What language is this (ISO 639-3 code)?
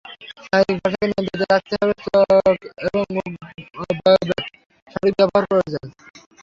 ben